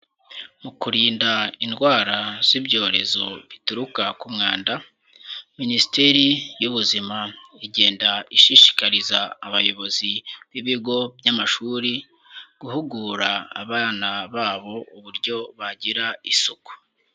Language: Kinyarwanda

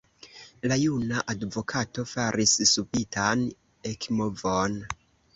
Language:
Esperanto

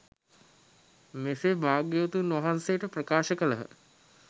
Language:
Sinhala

